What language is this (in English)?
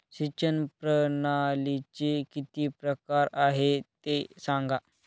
Marathi